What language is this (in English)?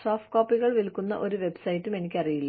Malayalam